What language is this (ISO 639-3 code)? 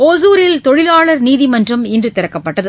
tam